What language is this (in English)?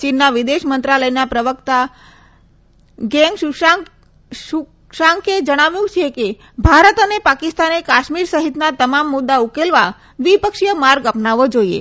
Gujarati